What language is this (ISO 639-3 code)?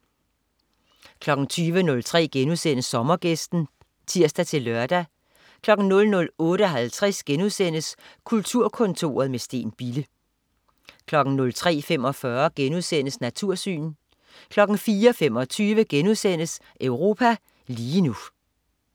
dan